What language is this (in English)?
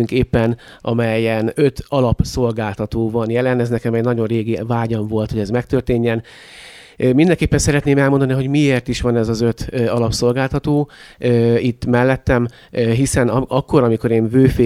Hungarian